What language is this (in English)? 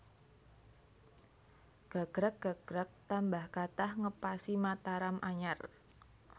Javanese